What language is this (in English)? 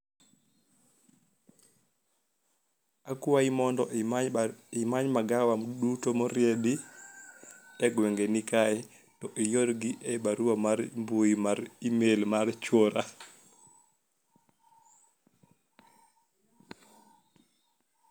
Luo (Kenya and Tanzania)